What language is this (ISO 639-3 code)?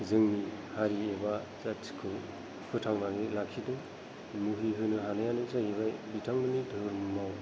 brx